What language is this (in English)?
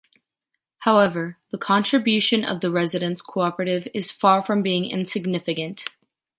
English